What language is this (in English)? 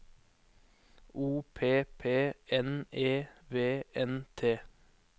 Norwegian